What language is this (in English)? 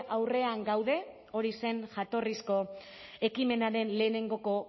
Basque